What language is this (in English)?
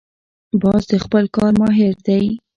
Pashto